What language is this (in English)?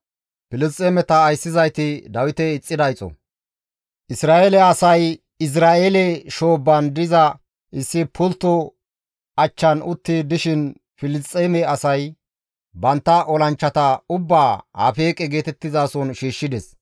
Gamo